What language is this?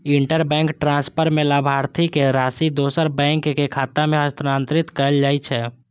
Maithili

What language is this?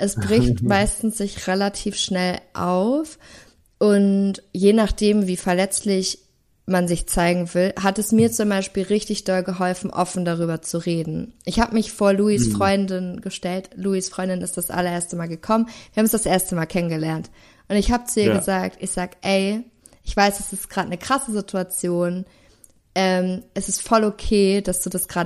German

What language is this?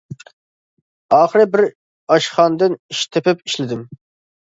Uyghur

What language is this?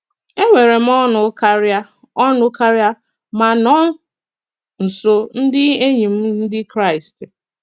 Igbo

